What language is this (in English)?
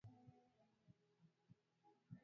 Swahili